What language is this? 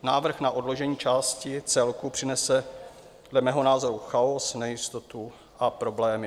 Czech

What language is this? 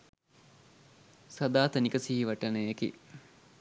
Sinhala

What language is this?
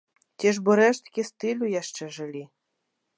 Belarusian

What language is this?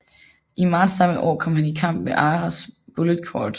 Danish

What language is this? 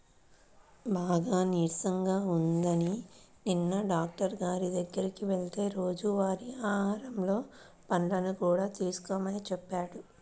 Telugu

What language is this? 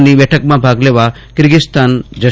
Gujarati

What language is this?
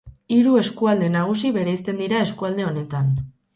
Basque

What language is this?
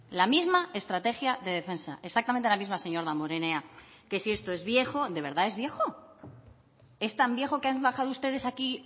Spanish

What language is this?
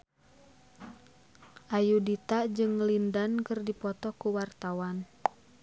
Sundanese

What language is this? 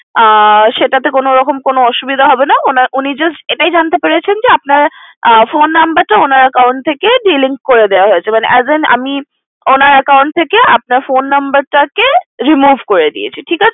Bangla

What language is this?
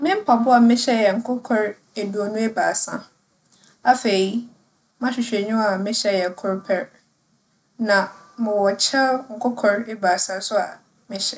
Akan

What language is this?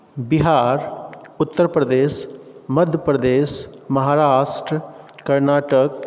Maithili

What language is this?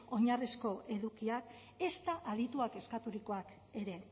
Basque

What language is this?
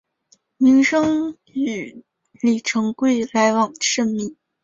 Chinese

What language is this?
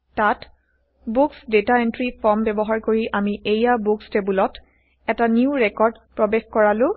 Assamese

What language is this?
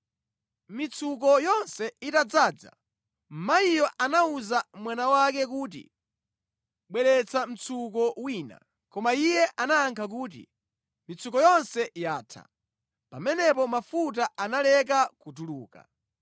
Nyanja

